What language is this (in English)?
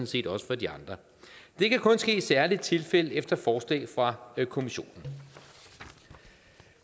Danish